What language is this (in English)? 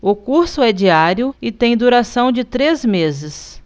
Portuguese